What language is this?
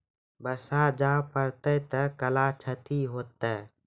Maithili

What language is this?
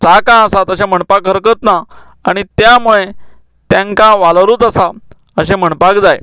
Konkani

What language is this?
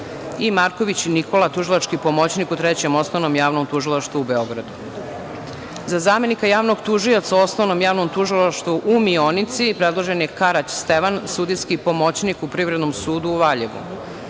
Serbian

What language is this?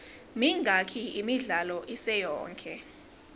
Swati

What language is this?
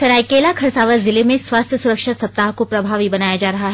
Hindi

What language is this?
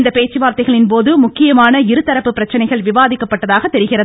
Tamil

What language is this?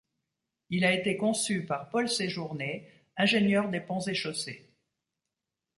French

